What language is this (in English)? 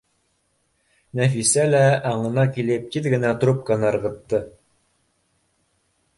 Bashkir